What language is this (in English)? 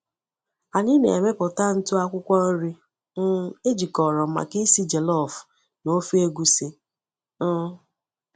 Igbo